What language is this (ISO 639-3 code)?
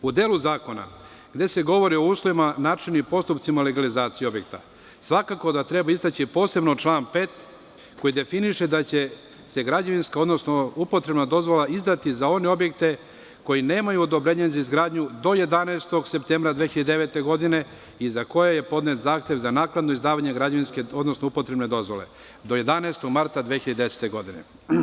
srp